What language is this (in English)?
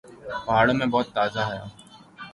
Urdu